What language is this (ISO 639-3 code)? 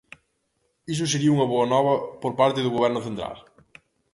glg